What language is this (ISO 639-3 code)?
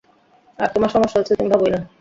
ben